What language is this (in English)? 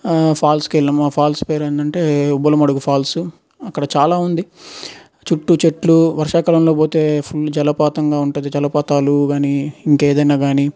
Telugu